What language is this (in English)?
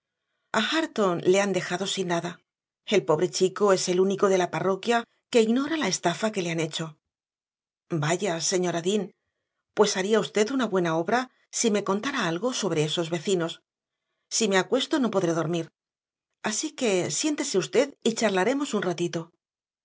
Spanish